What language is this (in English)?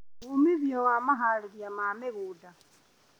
Kikuyu